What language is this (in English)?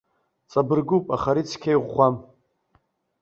Abkhazian